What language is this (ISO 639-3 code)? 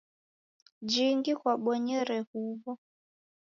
dav